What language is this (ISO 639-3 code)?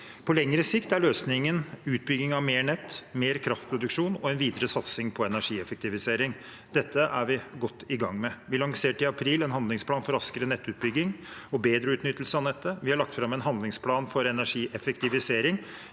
nor